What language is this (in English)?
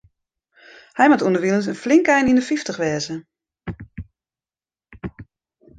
Western Frisian